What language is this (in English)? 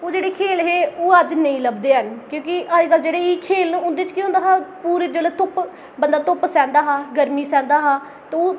Dogri